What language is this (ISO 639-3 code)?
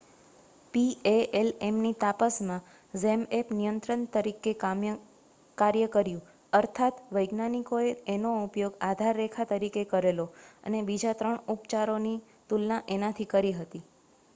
guj